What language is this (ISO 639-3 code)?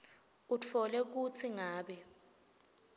ssw